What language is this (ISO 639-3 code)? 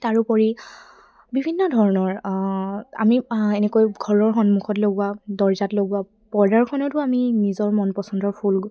asm